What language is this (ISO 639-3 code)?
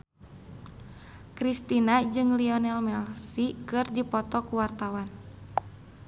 sun